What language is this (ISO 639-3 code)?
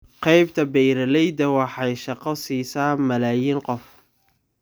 som